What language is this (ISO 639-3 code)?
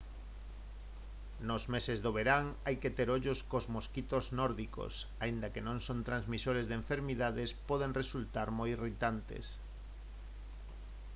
glg